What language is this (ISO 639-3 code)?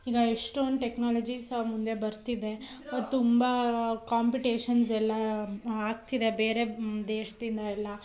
kan